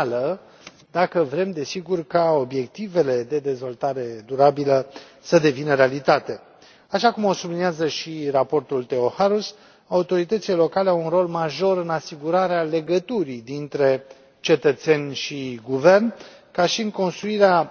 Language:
Romanian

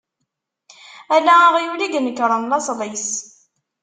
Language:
Kabyle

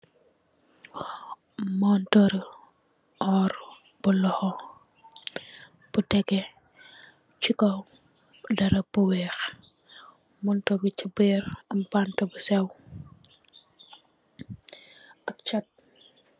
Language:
Wolof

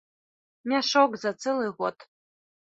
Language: Belarusian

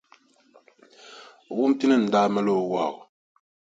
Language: Dagbani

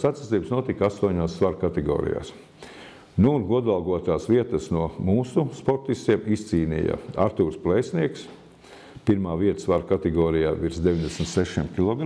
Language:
Latvian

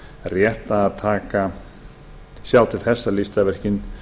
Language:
Icelandic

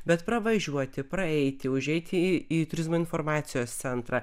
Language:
Lithuanian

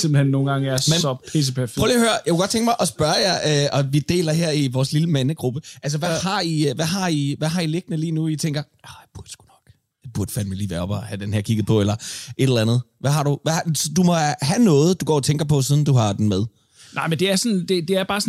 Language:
Danish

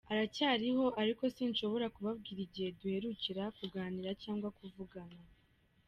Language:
Kinyarwanda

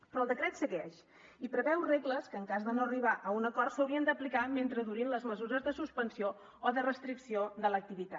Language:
Catalan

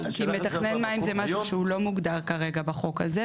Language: Hebrew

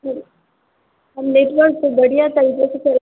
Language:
Maithili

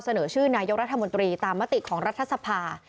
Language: Thai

